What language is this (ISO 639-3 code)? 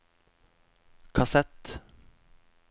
nor